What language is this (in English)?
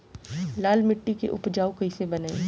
Bhojpuri